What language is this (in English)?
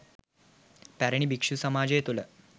Sinhala